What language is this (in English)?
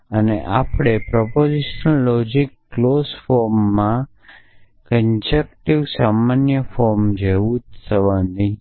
Gujarati